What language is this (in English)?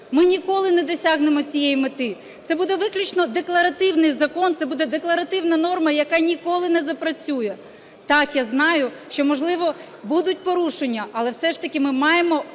Ukrainian